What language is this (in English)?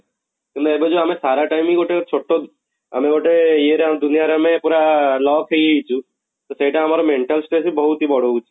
Odia